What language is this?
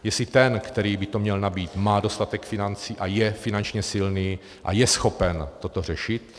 Czech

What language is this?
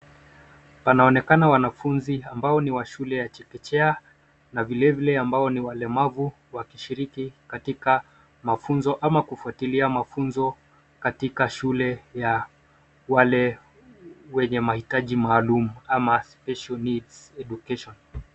Swahili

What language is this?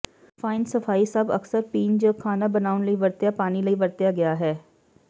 Punjabi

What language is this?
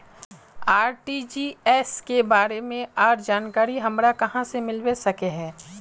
Magahi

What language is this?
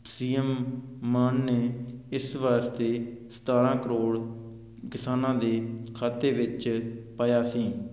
Punjabi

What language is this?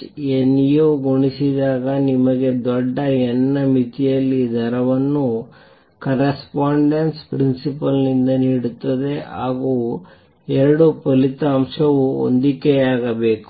Kannada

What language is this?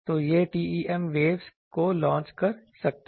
Hindi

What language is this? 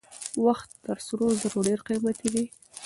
Pashto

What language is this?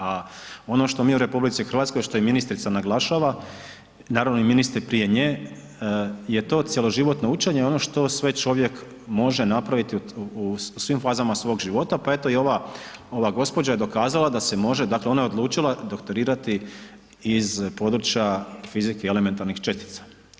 Croatian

